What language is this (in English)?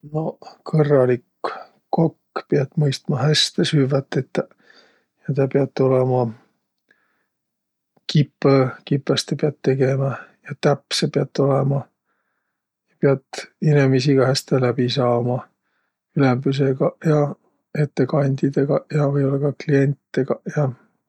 Võro